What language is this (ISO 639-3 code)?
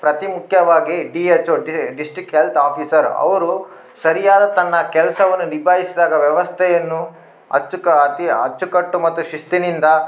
kan